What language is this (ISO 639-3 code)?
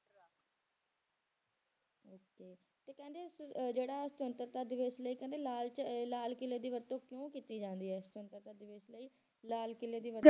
pan